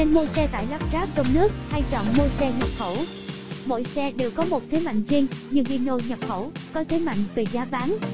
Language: Vietnamese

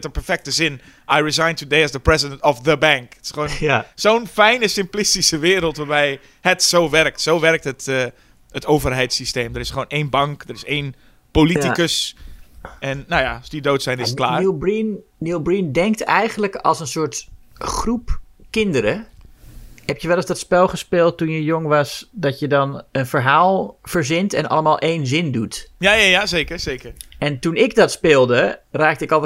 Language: Dutch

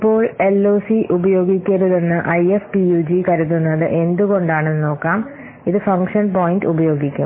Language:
Malayalam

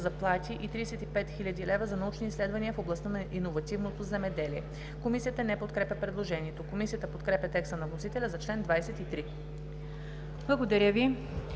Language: Bulgarian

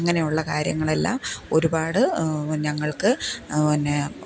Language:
Malayalam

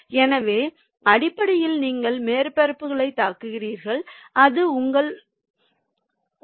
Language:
Tamil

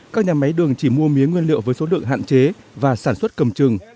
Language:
Vietnamese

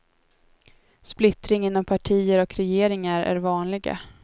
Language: Swedish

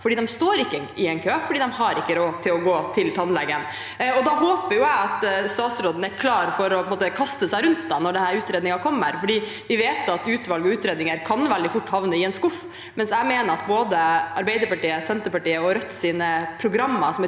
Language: Norwegian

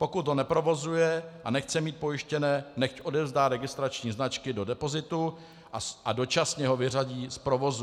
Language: Czech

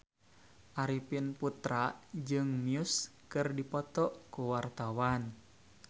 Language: Sundanese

